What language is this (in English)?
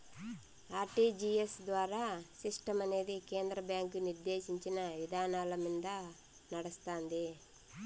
Telugu